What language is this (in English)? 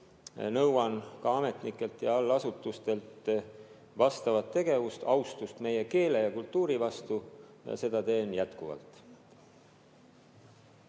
Estonian